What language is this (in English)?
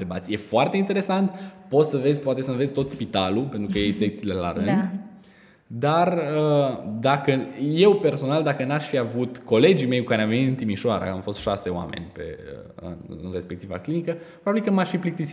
Romanian